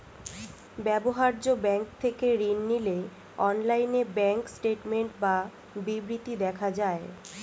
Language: Bangla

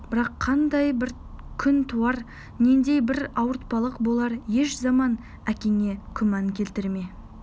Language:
Kazakh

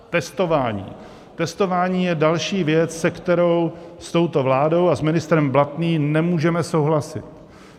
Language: Czech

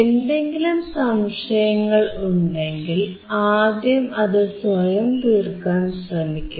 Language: Malayalam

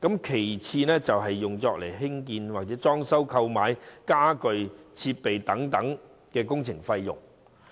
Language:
Cantonese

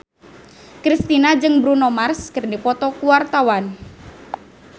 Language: Sundanese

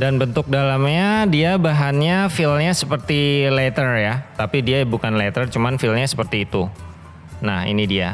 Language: Indonesian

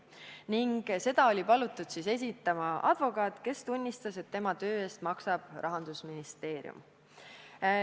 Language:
Estonian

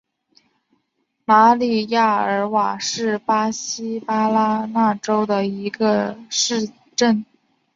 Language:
Chinese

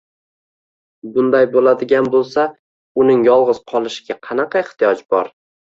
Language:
Uzbek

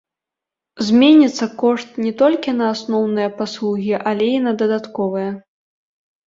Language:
Belarusian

